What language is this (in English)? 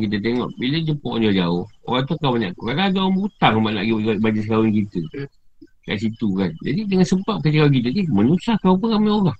Malay